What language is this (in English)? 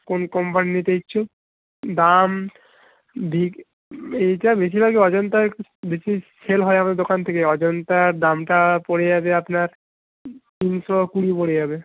Bangla